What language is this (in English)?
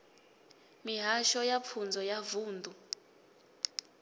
Venda